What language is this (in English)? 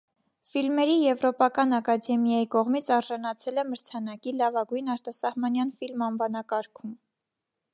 Armenian